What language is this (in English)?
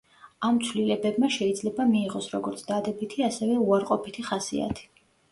Georgian